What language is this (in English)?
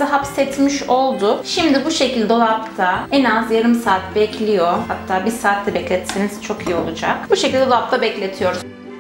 Turkish